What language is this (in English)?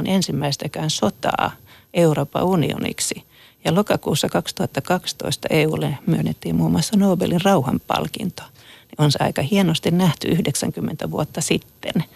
Finnish